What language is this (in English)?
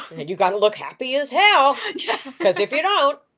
English